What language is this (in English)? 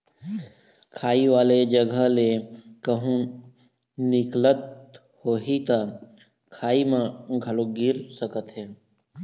Chhattisgarhi